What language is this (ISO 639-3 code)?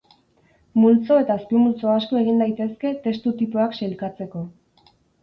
eus